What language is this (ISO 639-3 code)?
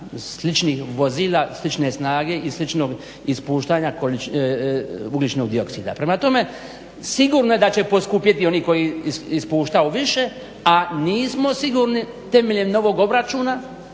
hrv